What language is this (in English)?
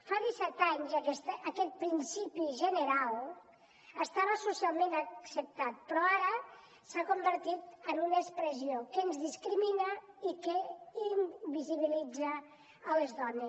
Catalan